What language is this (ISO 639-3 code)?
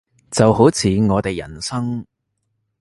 yue